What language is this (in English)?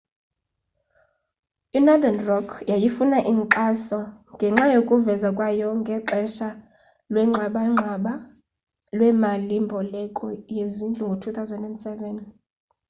Xhosa